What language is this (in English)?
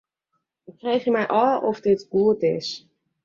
Western Frisian